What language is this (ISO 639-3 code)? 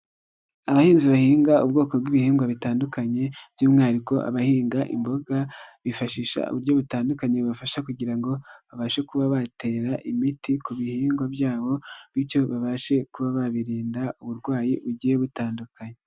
kin